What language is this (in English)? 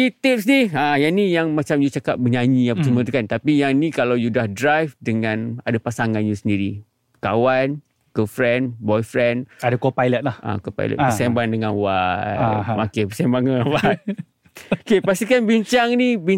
Malay